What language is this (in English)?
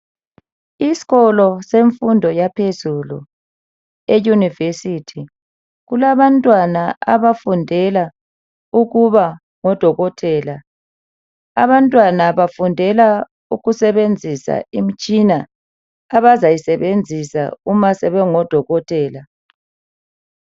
North Ndebele